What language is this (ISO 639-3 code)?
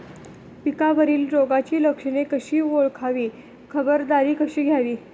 mar